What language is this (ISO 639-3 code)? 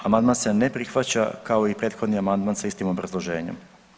hrv